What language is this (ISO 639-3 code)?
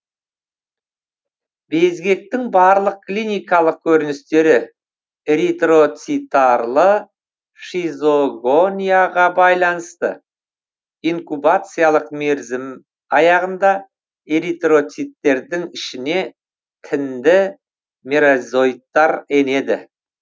kaz